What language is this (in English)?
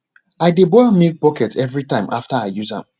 Nigerian Pidgin